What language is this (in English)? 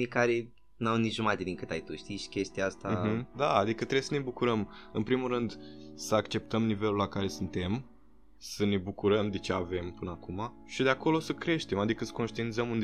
Romanian